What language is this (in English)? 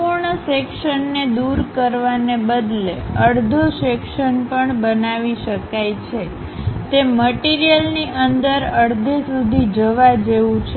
Gujarati